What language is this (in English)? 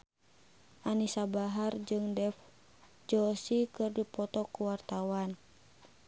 Sundanese